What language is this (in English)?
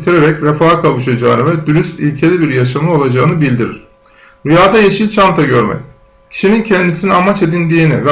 Turkish